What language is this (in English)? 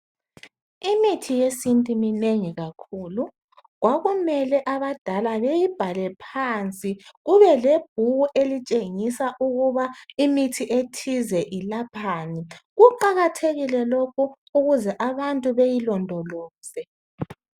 North Ndebele